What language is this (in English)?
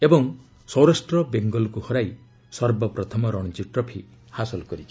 Odia